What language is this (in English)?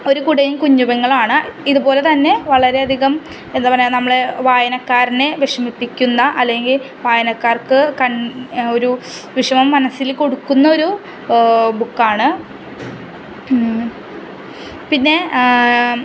Malayalam